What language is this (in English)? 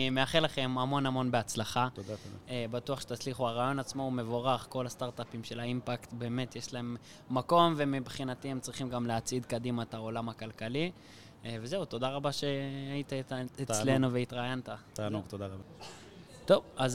Hebrew